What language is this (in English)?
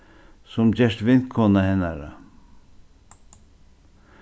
Faroese